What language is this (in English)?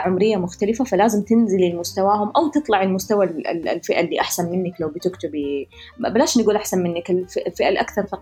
Arabic